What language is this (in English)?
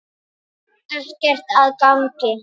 Icelandic